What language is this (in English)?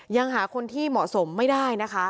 Thai